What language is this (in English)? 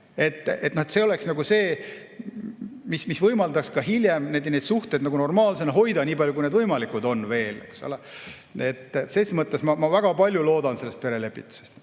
Estonian